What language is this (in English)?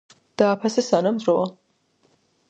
Georgian